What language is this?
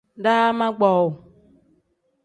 Tem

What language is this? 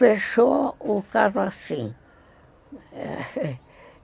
Portuguese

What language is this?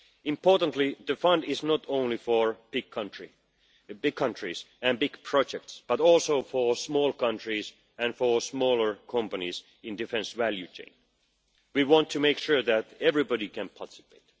English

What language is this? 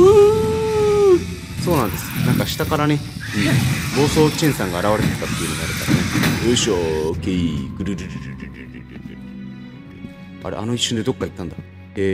Japanese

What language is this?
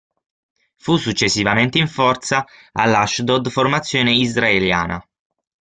Italian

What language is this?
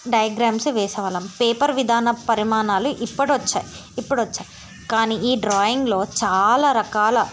Telugu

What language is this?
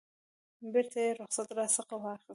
Pashto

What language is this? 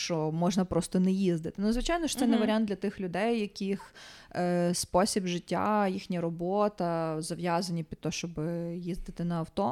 Ukrainian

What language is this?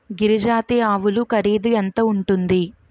Telugu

